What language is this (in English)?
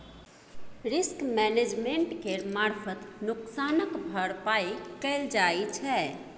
Maithili